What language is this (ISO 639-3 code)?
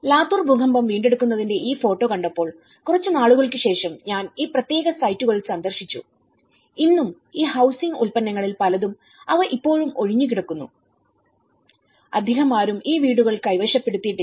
mal